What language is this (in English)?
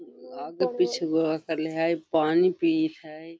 Magahi